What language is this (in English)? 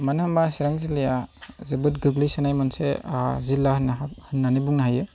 Bodo